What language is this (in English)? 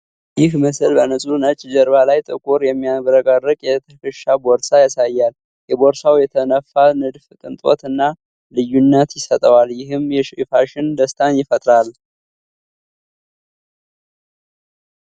Amharic